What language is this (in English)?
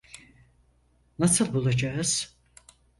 Turkish